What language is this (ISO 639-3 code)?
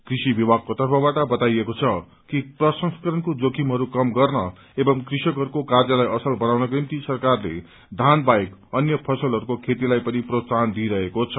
nep